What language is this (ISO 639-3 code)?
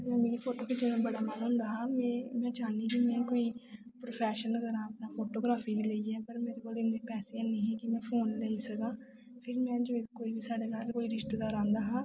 doi